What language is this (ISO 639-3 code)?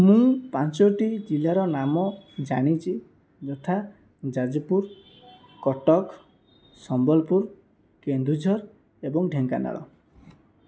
ori